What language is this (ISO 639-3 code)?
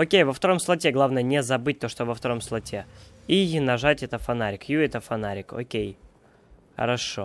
rus